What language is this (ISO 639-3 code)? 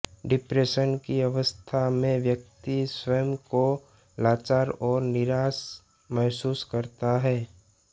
hin